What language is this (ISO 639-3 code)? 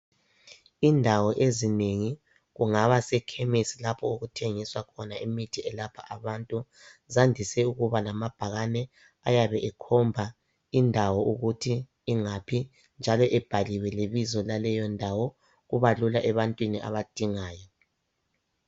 nde